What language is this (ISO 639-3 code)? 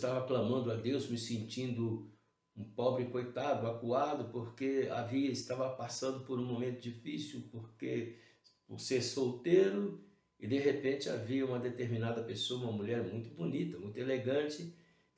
por